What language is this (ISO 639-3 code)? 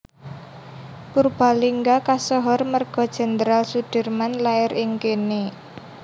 jav